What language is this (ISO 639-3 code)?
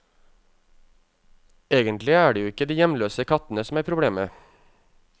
nor